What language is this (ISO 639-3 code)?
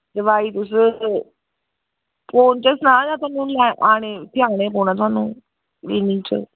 doi